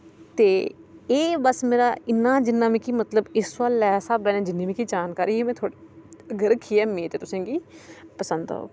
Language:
Dogri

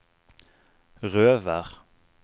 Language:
Norwegian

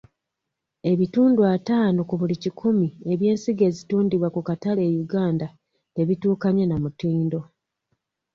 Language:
Ganda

